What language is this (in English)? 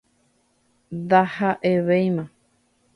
Guarani